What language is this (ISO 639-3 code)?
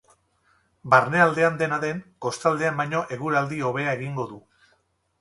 eus